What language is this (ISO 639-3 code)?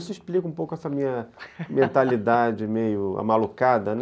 por